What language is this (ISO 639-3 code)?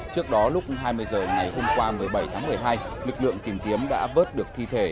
vie